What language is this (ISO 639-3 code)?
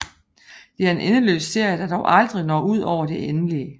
dan